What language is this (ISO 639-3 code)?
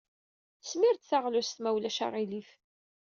kab